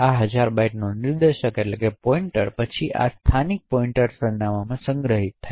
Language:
Gujarati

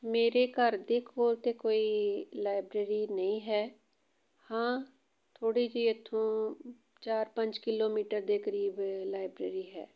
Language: Punjabi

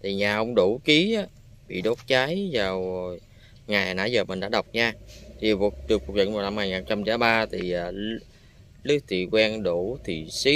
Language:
Vietnamese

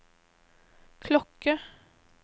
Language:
Norwegian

